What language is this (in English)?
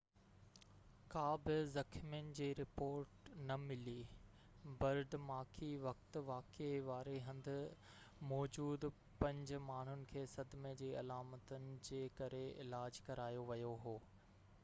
Sindhi